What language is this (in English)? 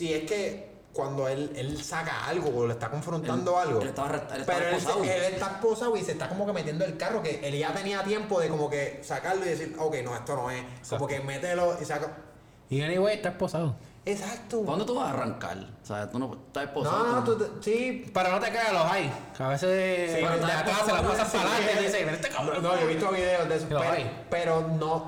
Spanish